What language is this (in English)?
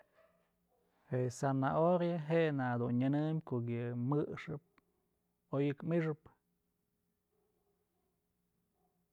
Mazatlán Mixe